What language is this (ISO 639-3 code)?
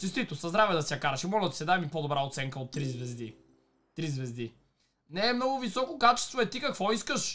bul